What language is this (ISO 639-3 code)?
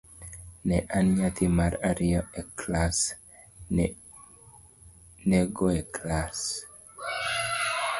luo